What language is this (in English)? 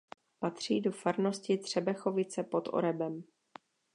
Czech